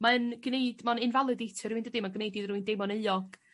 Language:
Welsh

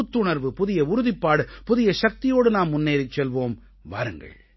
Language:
Tamil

